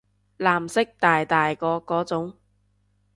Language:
Cantonese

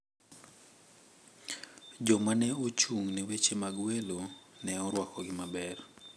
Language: Luo (Kenya and Tanzania)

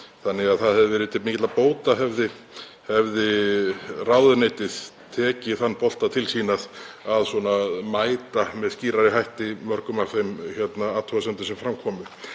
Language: Icelandic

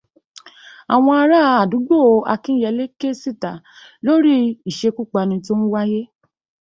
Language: Yoruba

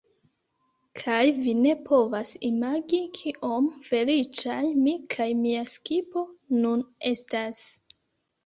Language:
Esperanto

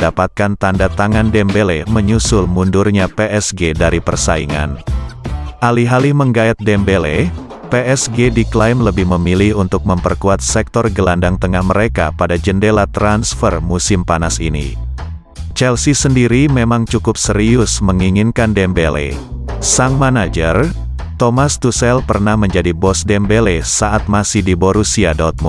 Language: Indonesian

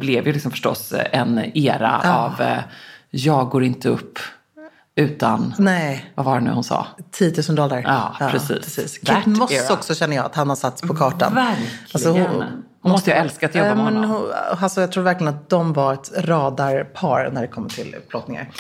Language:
Swedish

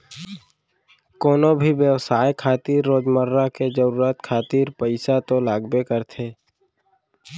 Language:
Chhattisgarhi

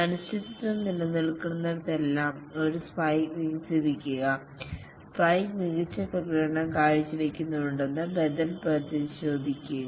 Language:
Malayalam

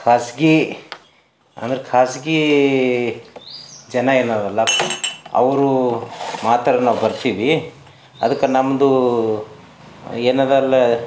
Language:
Kannada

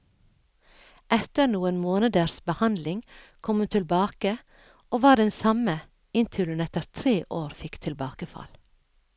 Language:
Norwegian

